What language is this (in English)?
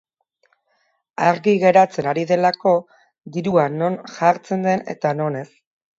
Basque